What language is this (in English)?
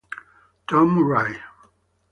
Italian